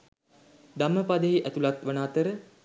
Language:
Sinhala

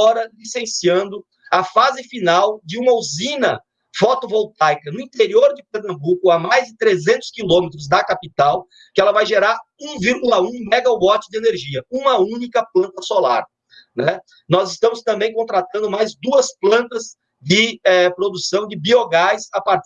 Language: Portuguese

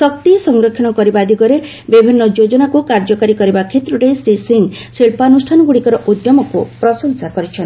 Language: Odia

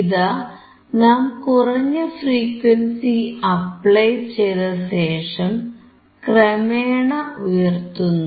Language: Malayalam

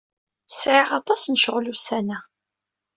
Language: Kabyle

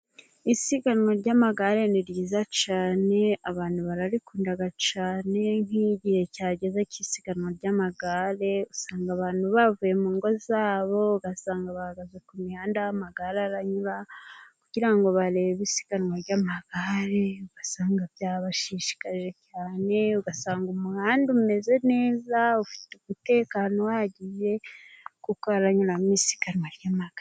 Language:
Kinyarwanda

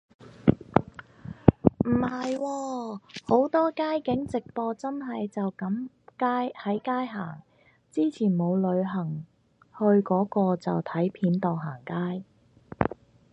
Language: Cantonese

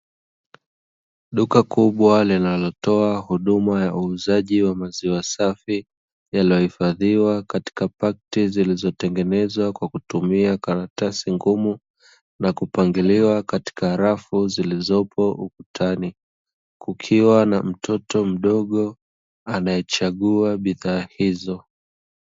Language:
Swahili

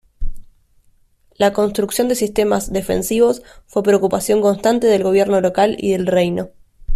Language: Spanish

